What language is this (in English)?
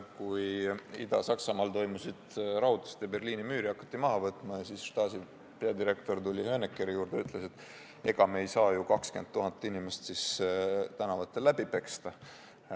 Estonian